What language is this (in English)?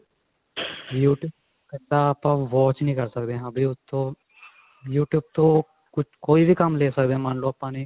Punjabi